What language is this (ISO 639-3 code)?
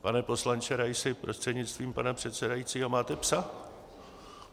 ces